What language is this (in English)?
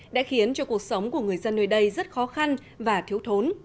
Vietnamese